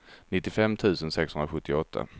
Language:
Swedish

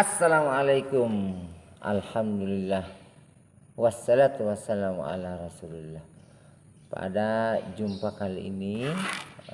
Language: Indonesian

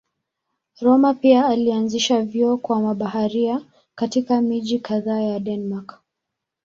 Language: Swahili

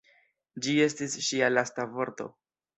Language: Esperanto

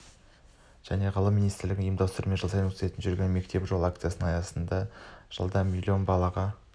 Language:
Kazakh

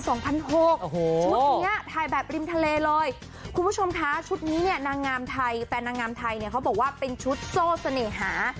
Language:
Thai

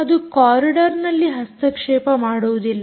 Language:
Kannada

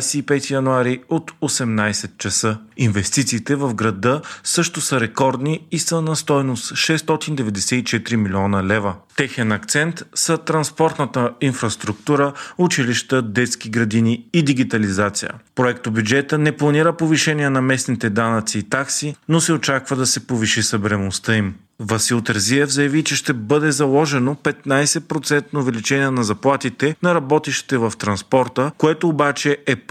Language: Bulgarian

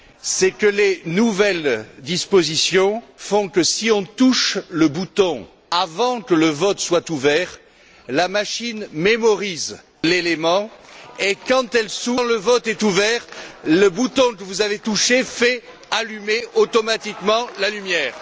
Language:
French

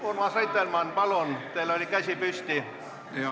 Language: Estonian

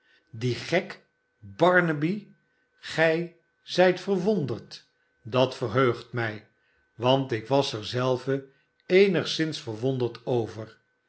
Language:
Dutch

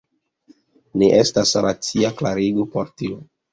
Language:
Esperanto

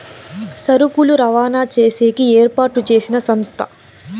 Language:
Telugu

